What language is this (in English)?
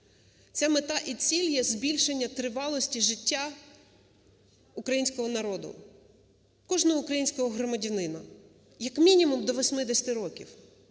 Ukrainian